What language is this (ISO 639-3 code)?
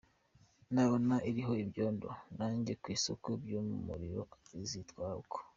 kin